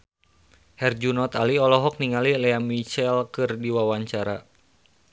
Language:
Sundanese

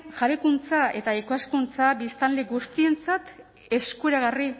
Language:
Basque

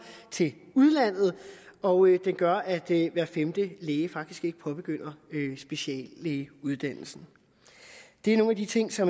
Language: Danish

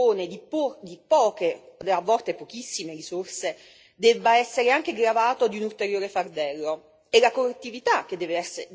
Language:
Italian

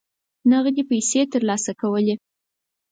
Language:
Pashto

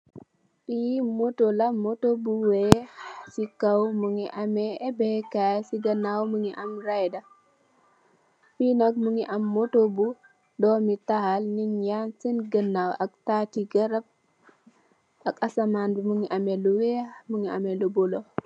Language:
Wolof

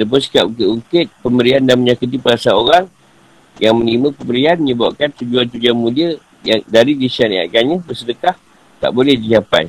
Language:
Malay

